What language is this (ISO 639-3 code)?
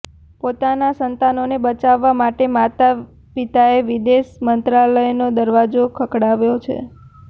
guj